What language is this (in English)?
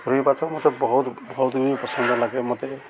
Odia